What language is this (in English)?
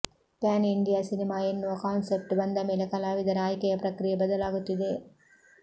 Kannada